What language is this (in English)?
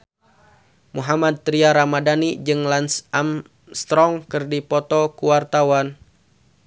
Sundanese